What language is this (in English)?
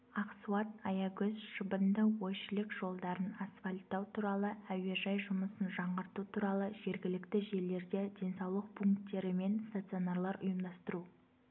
Kazakh